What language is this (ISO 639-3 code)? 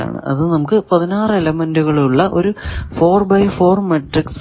mal